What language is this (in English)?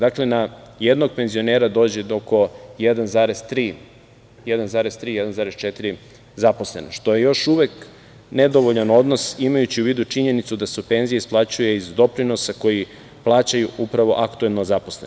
Serbian